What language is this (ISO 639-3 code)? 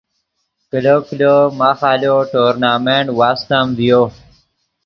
ydg